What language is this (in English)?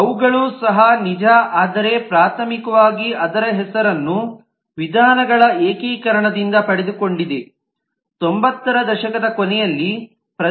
Kannada